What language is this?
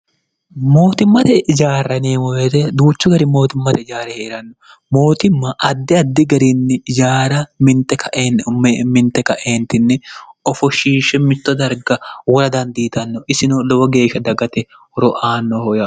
Sidamo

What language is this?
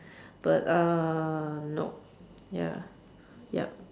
English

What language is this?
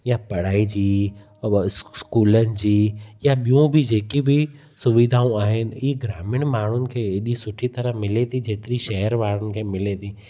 Sindhi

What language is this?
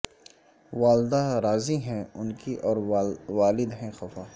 Urdu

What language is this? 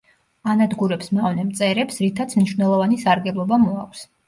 Georgian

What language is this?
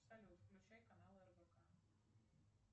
Russian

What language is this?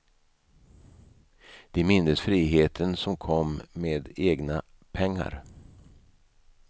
Swedish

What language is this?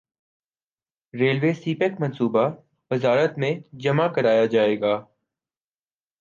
Urdu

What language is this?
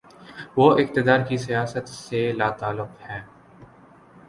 Urdu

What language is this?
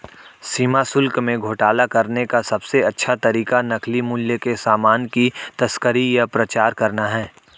Hindi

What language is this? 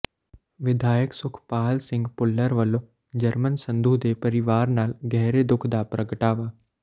Punjabi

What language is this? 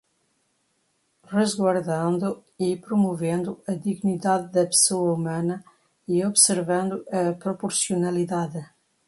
Portuguese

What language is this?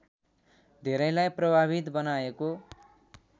Nepali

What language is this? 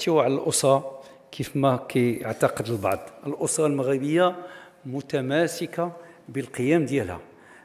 Arabic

